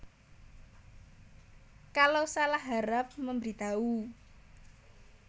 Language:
Javanese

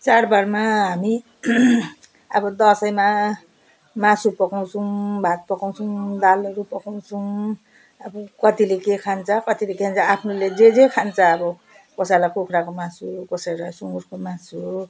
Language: Nepali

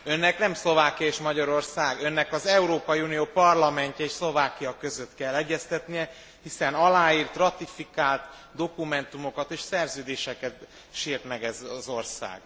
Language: Hungarian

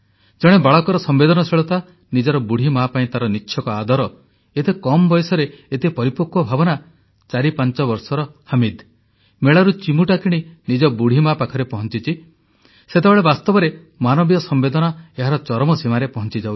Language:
Odia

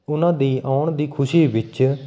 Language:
Punjabi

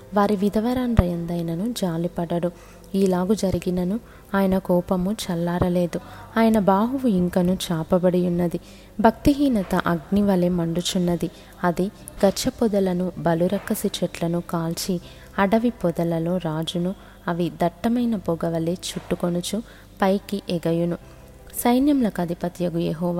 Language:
Telugu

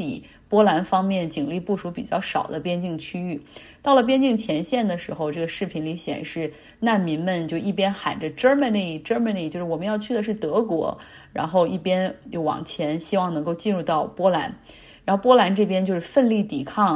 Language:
Chinese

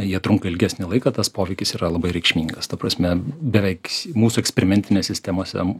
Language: Lithuanian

